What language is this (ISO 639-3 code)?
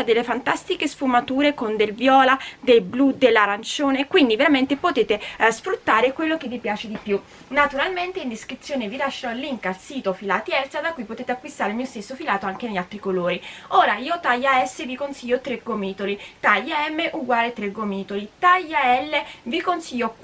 ita